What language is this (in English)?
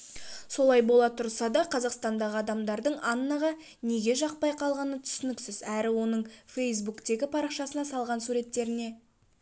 Kazakh